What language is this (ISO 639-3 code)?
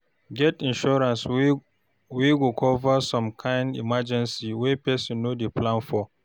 pcm